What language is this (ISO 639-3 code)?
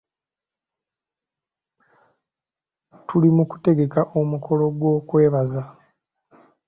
lug